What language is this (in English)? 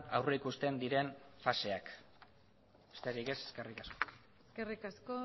Basque